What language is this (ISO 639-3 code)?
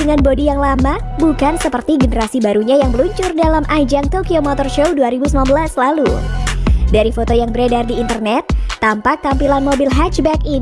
ind